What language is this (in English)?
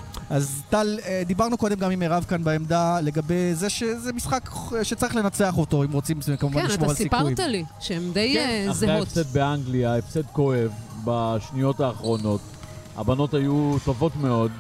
Hebrew